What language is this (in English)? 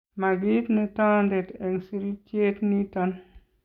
Kalenjin